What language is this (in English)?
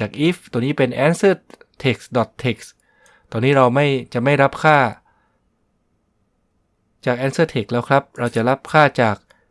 Thai